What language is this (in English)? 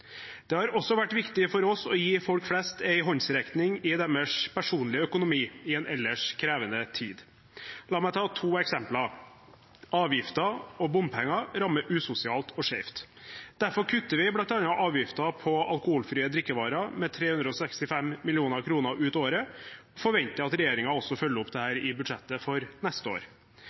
Norwegian Bokmål